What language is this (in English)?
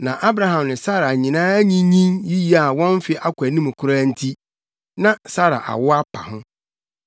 Akan